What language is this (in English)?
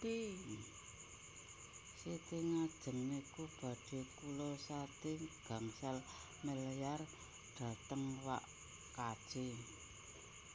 Javanese